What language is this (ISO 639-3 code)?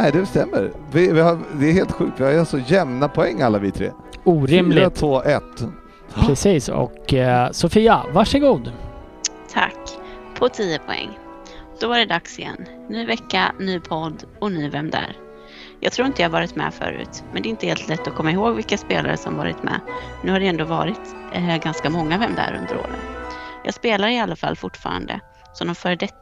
swe